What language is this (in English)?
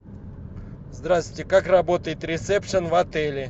Russian